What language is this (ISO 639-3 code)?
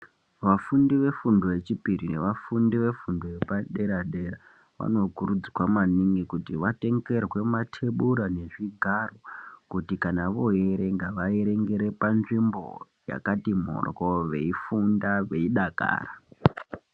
ndc